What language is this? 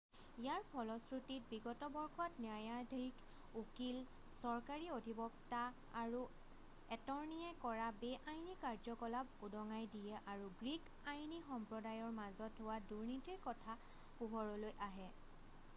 Assamese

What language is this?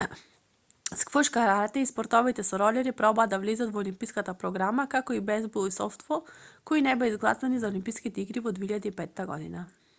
Macedonian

